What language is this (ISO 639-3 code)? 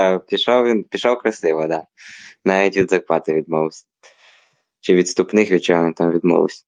ukr